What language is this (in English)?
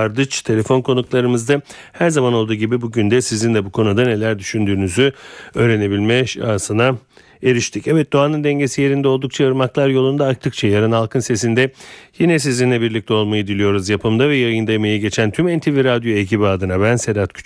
Turkish